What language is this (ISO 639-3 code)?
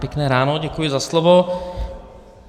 ces